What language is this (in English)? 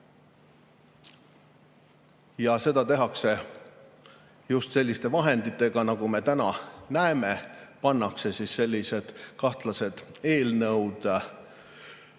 Estonian